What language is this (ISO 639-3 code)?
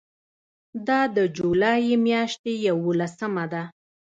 pus